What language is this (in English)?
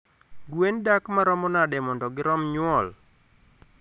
Luo (Kenya and Tanzania)